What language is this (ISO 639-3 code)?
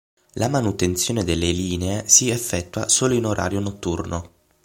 ita